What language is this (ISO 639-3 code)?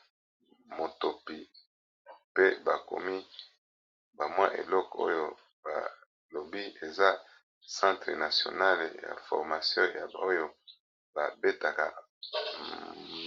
lin